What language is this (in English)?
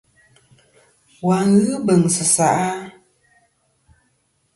Kom